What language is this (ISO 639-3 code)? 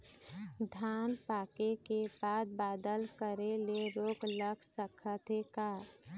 hne